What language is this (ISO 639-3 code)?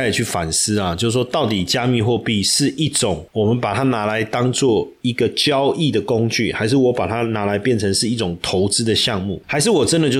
zho